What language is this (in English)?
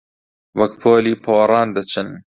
Central Kurdish